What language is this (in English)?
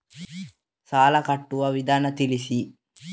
Kannada